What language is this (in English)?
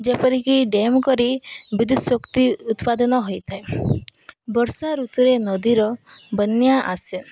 Odia